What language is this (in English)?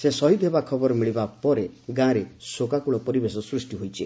Odia